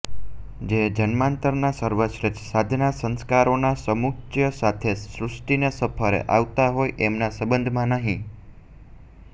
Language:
Gujarati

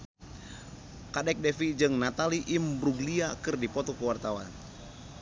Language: Sundanese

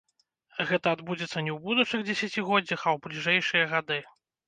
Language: Belarusian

